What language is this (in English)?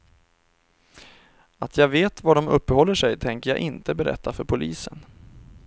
Swedish